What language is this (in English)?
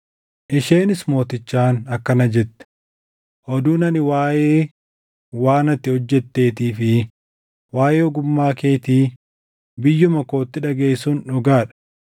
Oromo